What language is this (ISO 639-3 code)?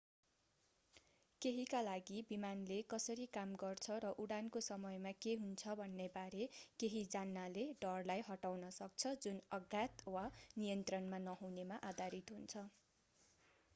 nep